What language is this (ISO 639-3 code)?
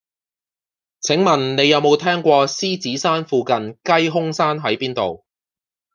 yue